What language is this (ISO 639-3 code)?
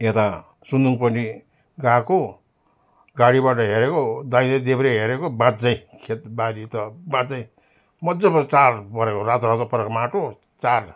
nep